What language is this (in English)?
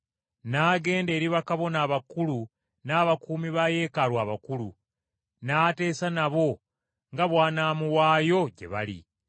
Ganda